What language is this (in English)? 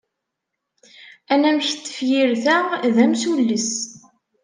Kabyle